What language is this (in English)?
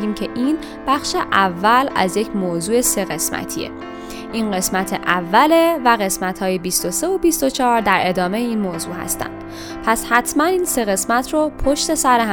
Persian